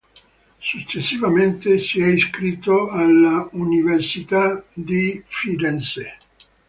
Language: Italian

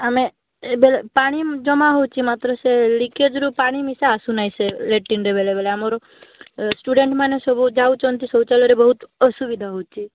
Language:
Odia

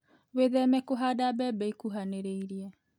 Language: Kikuyu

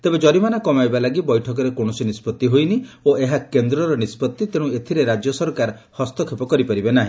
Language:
Odia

